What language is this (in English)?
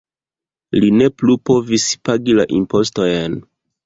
Esperanto